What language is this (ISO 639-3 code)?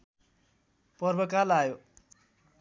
nep